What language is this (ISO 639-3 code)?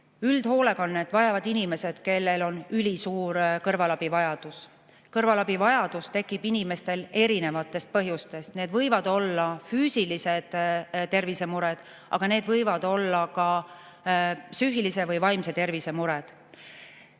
est